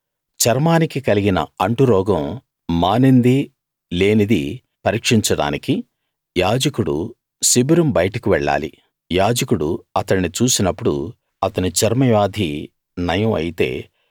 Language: Telugu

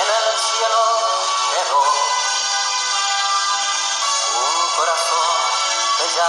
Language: Romanian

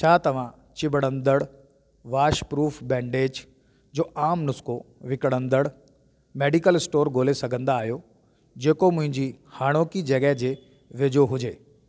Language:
Sindhi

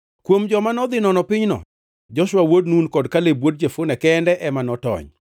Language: Luo (Kenya and Tanzania)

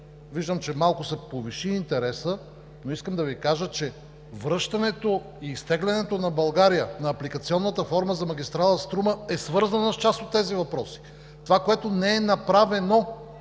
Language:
Bulgarian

